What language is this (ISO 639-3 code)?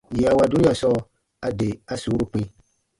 bba